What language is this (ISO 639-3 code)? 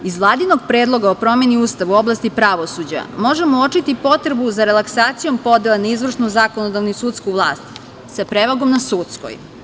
srp